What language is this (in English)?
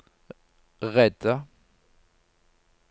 Norwegian